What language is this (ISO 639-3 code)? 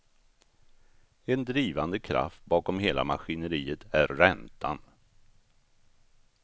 swe